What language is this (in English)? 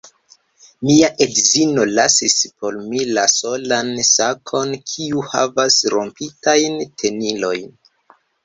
Esperanto